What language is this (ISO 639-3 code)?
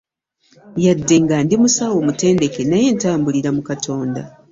lug